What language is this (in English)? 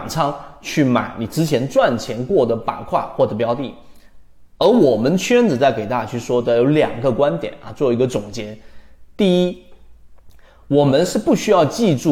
Chinese